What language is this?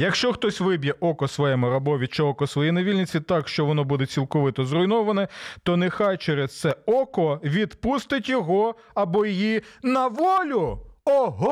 Ukrainian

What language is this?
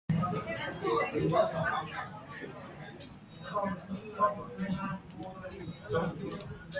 English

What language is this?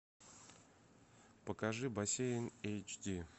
Russian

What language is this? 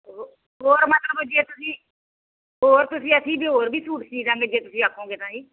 Punjabi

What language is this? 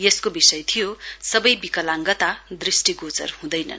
Nepali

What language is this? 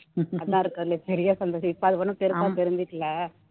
Tamil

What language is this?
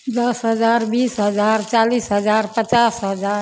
Maithili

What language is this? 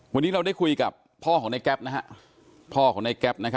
Thai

